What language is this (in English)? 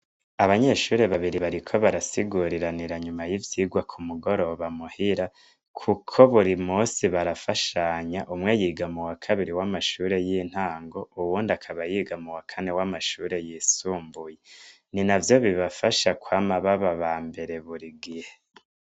Rundi